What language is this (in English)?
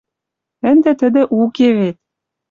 Western Mari